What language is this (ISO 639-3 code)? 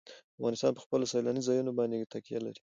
pus